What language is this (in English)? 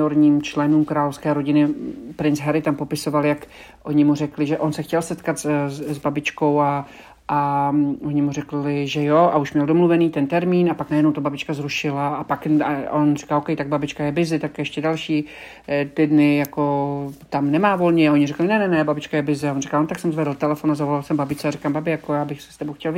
Czech